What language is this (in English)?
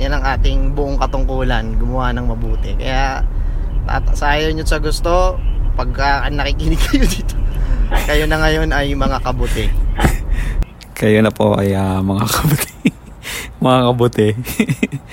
Filipino